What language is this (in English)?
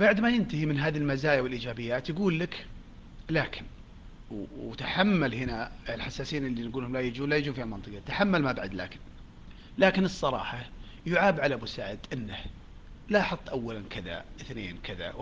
Arabic